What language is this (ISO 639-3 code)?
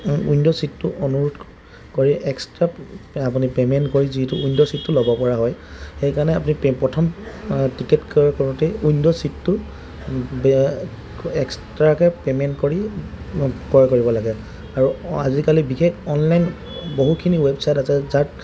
asm